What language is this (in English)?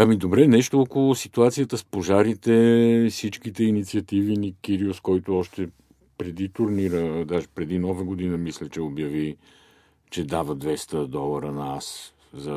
Bulgarian